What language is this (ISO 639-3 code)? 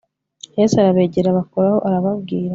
kin